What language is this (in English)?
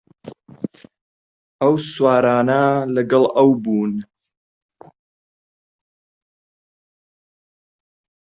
Central Kurdish